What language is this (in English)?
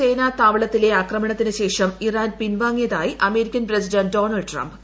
Malayalam